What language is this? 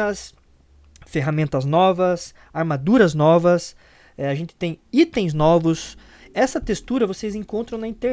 Portuguese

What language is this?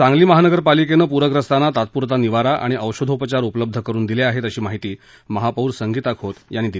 Marathi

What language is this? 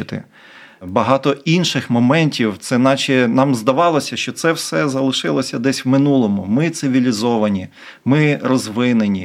Ukrainian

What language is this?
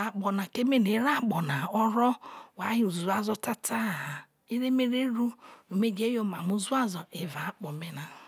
Isoko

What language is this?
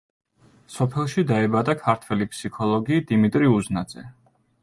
Georgian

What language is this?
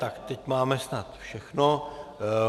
Czech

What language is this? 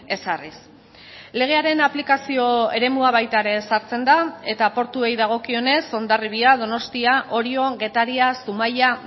Basque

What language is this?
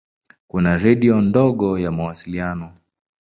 Swahili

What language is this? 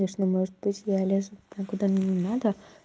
Russian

